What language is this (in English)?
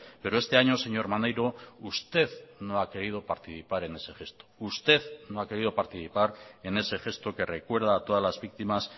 Spanish